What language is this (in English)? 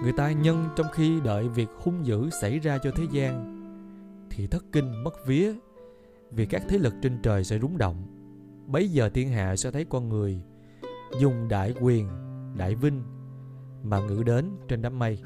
Vietnamese